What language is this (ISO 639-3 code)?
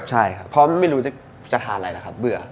tha